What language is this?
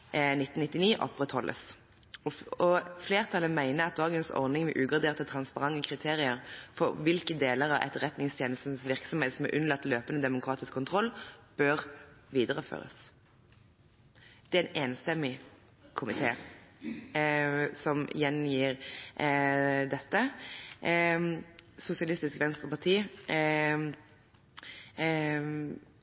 Norwegian Bokmål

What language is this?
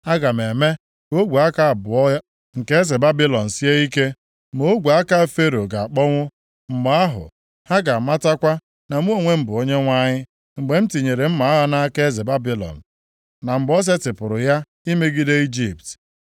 Igbo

